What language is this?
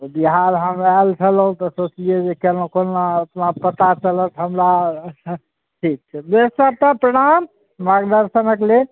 Maithili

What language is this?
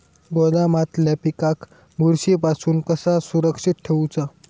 Marathi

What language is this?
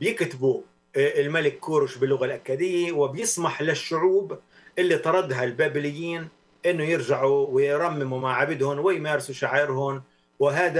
Arabic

